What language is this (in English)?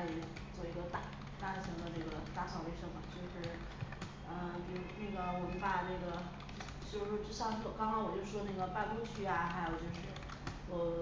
Chinese